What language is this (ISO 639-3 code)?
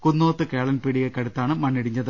mal